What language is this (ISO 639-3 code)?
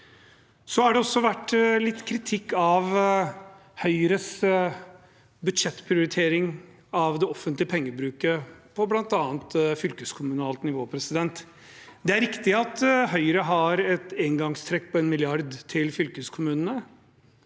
nor